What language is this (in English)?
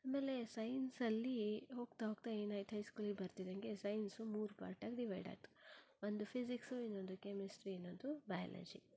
Kannada